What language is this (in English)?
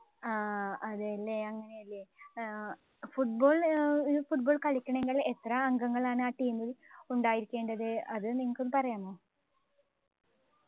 Malayalam